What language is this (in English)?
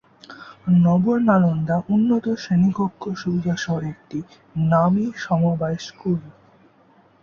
Bangla